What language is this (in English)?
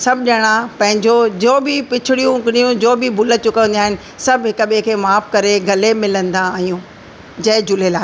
Sindhi